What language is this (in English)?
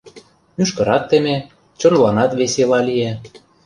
Mari